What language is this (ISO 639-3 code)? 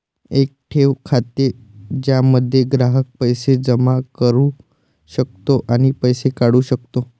mar